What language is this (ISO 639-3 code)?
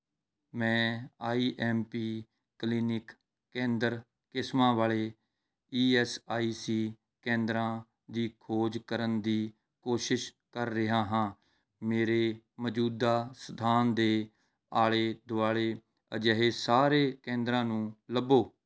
pan